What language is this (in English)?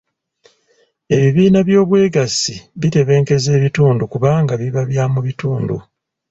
Ganda